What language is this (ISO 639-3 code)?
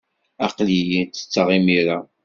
kab